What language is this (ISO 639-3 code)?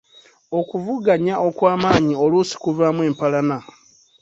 lug